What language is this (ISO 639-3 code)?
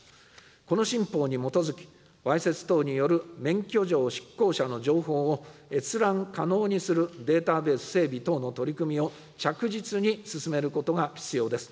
jpn